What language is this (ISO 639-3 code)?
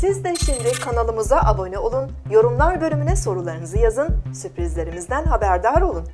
tur